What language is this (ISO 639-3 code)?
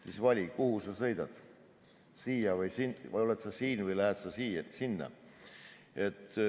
est